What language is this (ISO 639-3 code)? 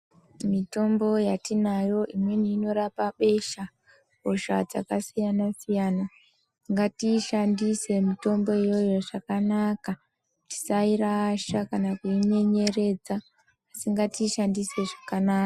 ndc